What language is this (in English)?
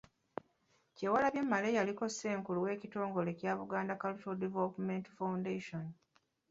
Ganda